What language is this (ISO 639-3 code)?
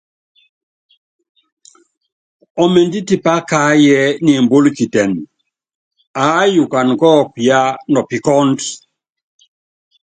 yav